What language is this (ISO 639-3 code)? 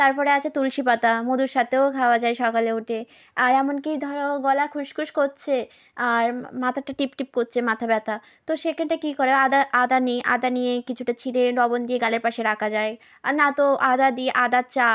ben